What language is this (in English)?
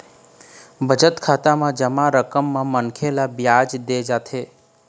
Chhattisgarhi